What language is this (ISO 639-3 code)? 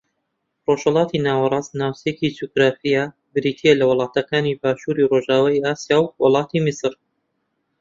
ckb